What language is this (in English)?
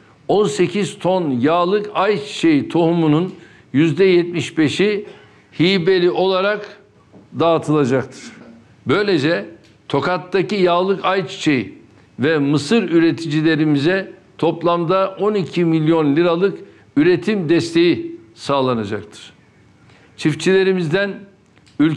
Turkish